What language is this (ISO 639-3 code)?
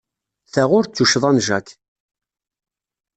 kab